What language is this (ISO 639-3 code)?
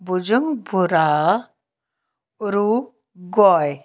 snd